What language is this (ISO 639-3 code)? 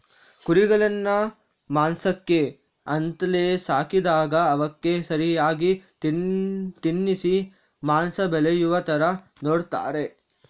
kan